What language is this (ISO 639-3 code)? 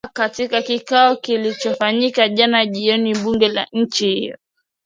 swa